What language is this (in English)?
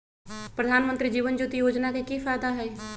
Magahi